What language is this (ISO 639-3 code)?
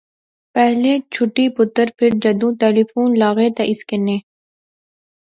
phr